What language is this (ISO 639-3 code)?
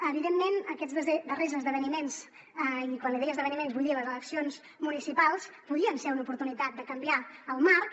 cat